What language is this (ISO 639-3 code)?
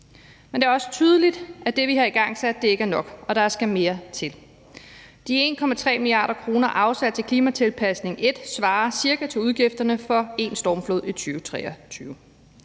dan